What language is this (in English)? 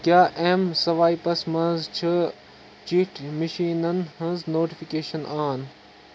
Kashmiri